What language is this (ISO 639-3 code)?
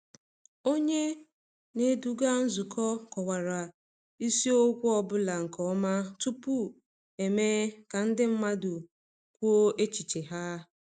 ibo